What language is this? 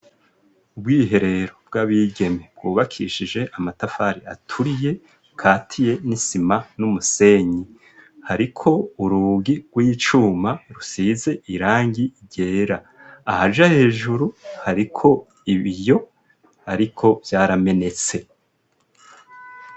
Rundi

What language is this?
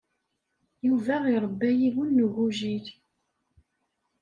Kabyle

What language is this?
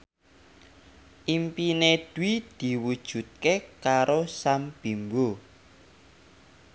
Javanese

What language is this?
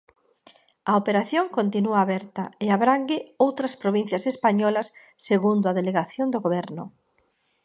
Galician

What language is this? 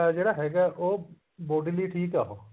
Punjabi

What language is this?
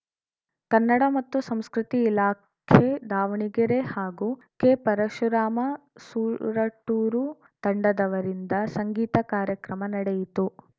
Kannada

